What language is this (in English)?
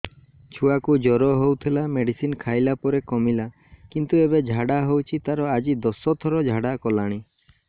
Odia